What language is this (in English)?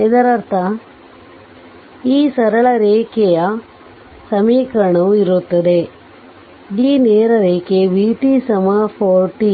Kannada